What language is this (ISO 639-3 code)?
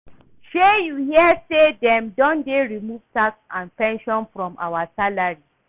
pcm